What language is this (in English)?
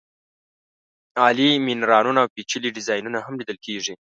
Pashto